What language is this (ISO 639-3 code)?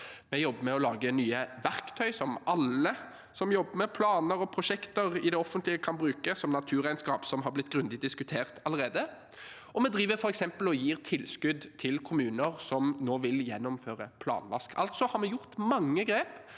nor